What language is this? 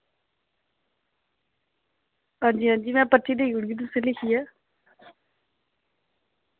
Dogri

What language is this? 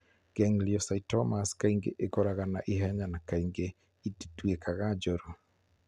Kikuyu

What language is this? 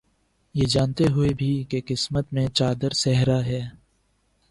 Urdu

